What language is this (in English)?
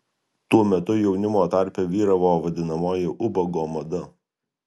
Lithuanian